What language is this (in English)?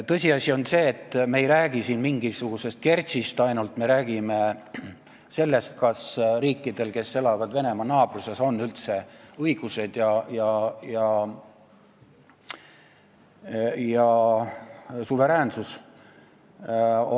Estonian